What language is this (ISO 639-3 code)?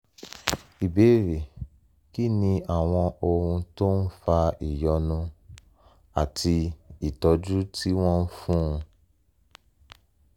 yor